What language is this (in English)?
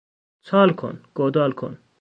Persian